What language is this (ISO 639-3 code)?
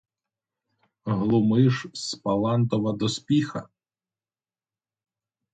ukr